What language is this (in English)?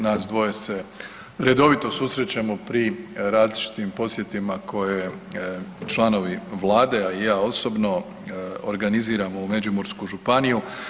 Croatian